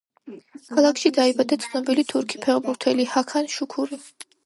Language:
Georgian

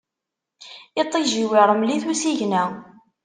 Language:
Kabyle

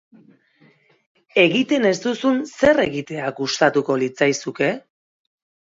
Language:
Basque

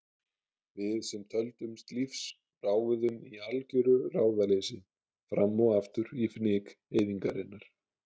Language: Icelandic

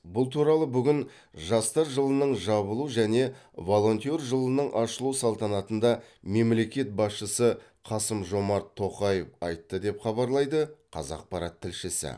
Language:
Kazakh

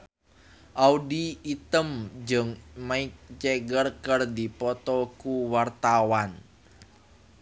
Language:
Sundanese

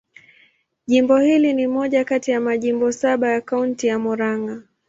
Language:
Swahili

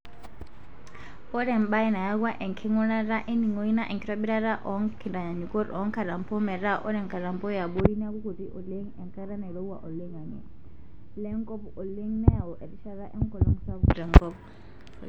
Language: Masai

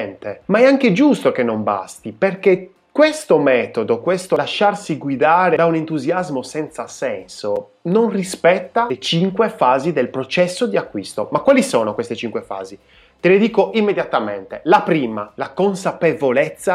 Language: Italian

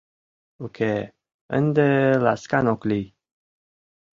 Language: Mari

